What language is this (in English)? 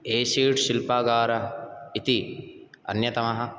Sanskrit